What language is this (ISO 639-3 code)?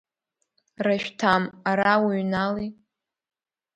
abk